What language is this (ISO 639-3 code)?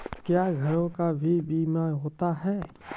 mai